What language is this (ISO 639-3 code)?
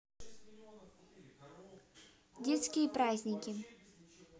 rus